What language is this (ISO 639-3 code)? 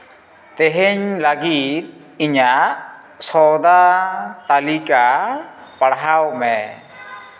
sat